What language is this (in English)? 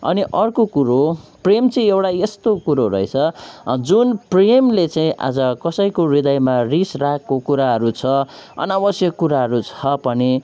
Nepali